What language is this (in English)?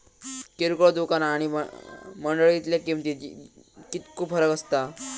Marathi